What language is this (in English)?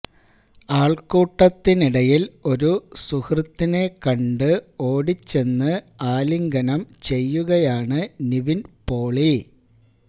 Malayalam